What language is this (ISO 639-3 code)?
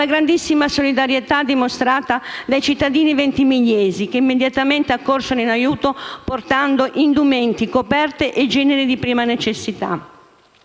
ita